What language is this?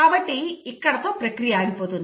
Telugu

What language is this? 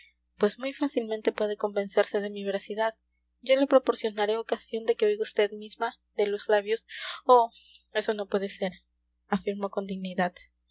Spanish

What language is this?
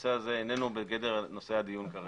Hebrew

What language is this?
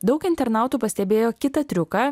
Lithuanian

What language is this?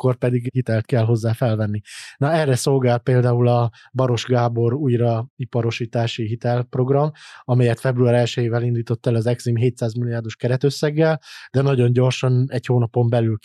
Hungarian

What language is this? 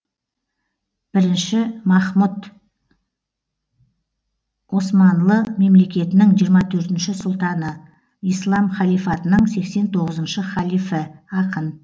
Kazakh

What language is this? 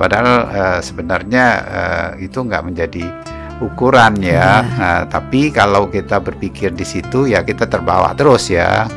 Indonesian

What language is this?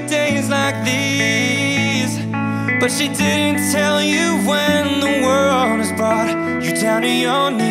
Turkish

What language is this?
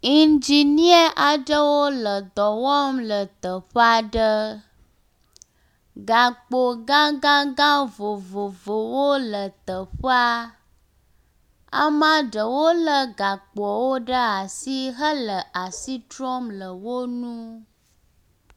Ewe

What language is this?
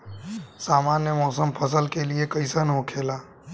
Bhojpuri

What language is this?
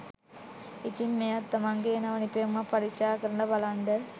Sinhala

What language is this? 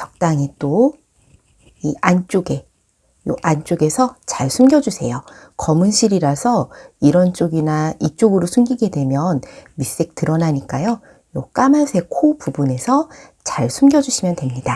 Korean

